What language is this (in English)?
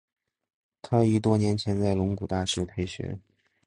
Chinese